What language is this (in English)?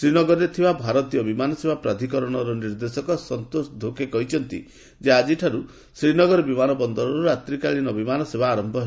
Odia